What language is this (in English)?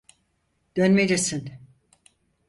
Turkish